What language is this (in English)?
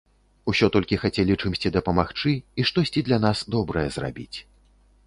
Belarusian